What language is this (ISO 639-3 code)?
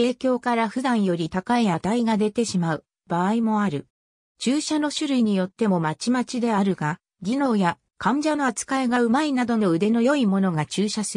jpn